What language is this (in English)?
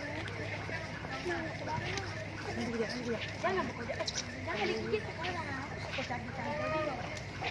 Malay